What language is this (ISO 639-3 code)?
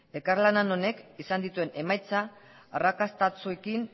eus